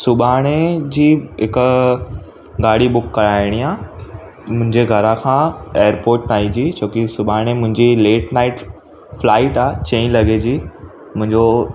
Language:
Sindhi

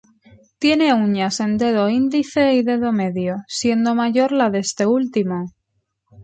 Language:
Spanish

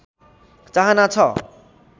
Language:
Nepali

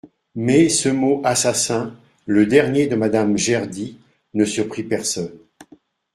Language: French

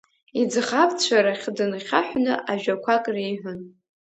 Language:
Abkhazian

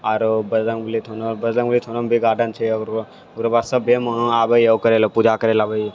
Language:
Maithili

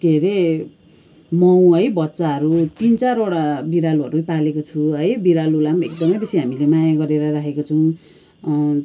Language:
Nepali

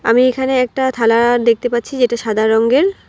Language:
Bangla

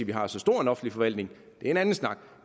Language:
Danish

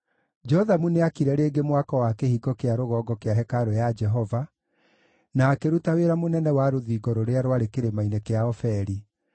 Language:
Kikuyu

